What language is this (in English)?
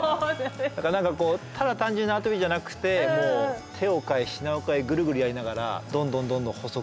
Japanese